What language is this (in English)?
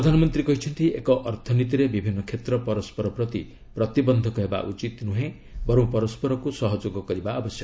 Odia